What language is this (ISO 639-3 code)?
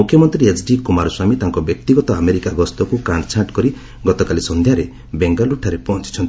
ori